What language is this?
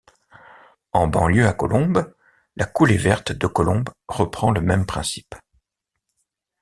French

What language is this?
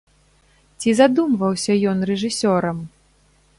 Belarusian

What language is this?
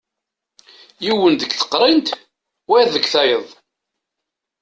Kabyle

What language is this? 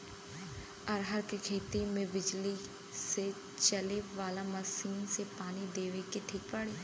Bhojpuri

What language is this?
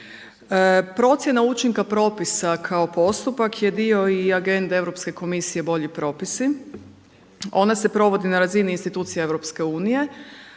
Croatian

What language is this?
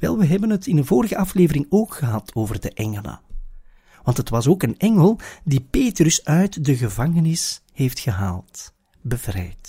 Dutch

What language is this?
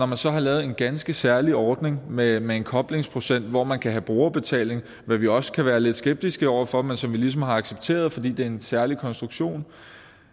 Danish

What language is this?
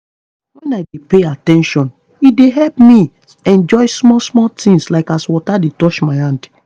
Nigerian Pidgin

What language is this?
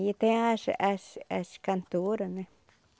Portuguese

